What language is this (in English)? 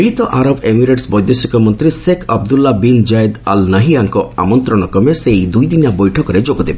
Odia